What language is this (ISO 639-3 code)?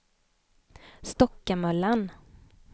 swe